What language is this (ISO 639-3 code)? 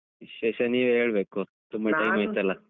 kan